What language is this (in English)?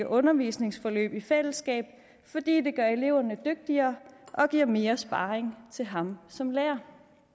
Danish